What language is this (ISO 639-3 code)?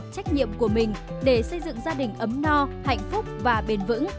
vie